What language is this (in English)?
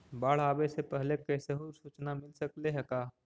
Magahi